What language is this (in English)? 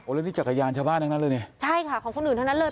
Thai